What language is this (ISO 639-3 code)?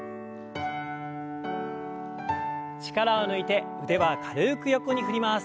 jpn